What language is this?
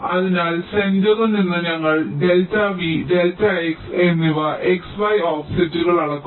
Malayalam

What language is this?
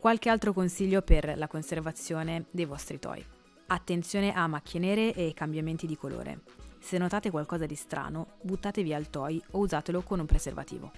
Italian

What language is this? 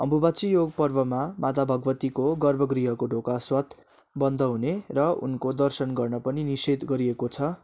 Nepali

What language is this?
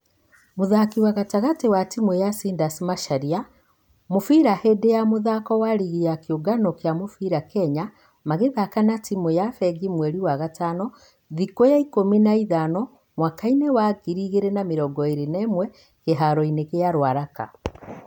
Kikuyu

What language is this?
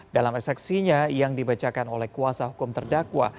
Indonesian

